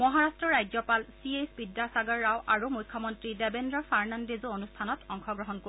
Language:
Assamese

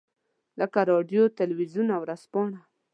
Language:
Pashto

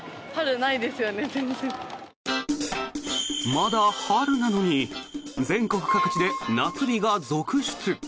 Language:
Japanese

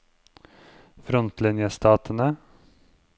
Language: Norwegian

